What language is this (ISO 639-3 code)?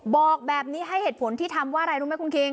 tha